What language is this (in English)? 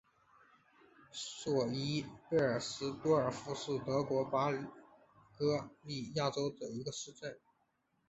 Chinese